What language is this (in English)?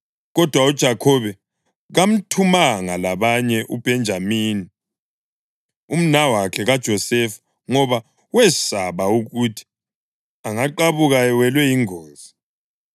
North Ndebele